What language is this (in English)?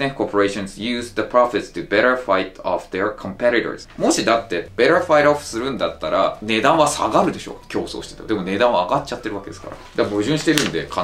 Japanese